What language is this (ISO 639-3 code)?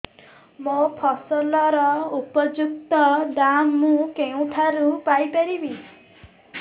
ori